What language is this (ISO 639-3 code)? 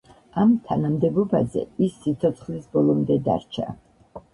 kat